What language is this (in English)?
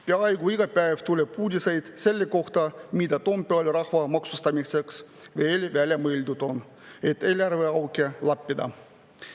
Estonian